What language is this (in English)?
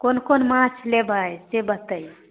Maithili